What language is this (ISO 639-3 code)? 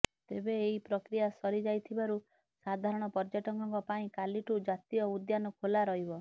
ori